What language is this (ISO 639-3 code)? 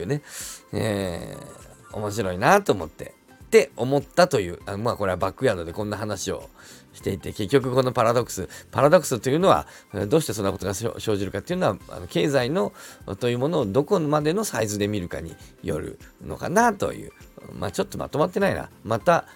jpn